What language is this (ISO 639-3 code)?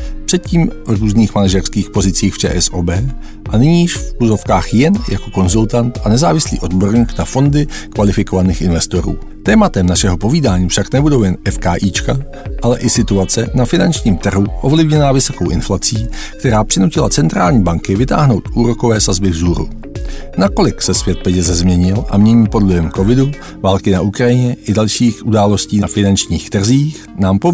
ces